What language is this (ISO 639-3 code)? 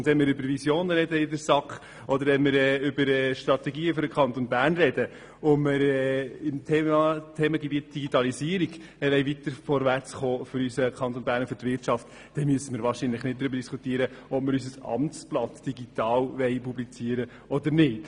gsw